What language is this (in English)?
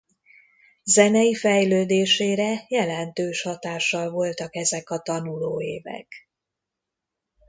Hungarian